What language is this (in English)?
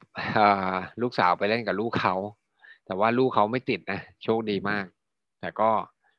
Thai